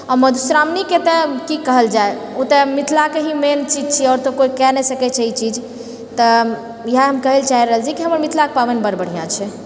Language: Maithili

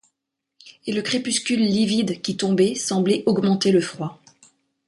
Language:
French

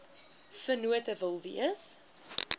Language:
Afrikaans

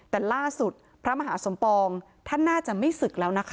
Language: Thai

